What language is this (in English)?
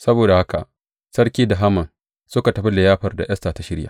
Hausa